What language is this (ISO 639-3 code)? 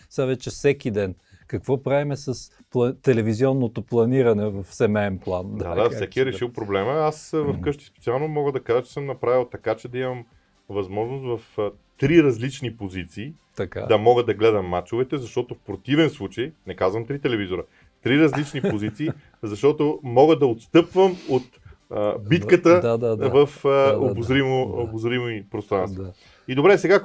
bul